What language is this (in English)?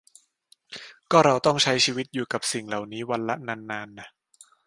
Thai